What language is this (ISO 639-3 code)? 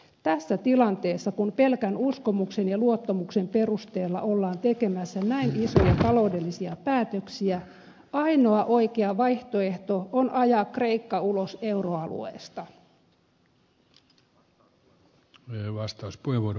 fin